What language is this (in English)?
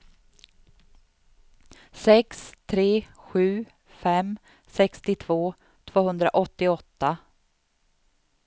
Swedish